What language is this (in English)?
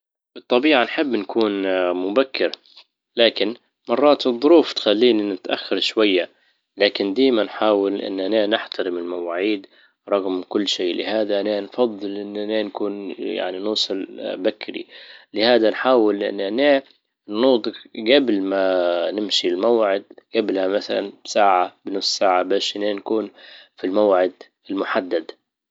Libyan Arabic